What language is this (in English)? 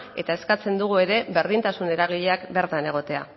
Basque